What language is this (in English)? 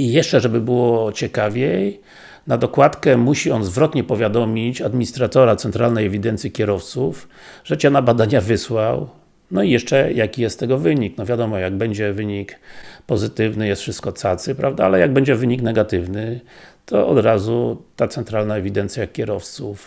Polish